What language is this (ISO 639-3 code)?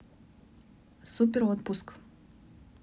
rus